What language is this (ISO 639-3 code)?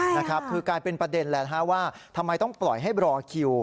tha